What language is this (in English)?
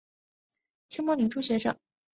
Chinese